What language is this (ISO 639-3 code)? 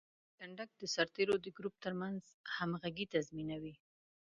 pus